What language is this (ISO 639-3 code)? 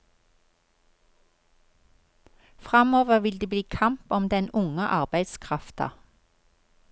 nor